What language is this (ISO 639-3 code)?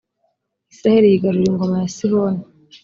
kin